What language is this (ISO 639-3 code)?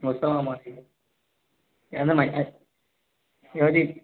tel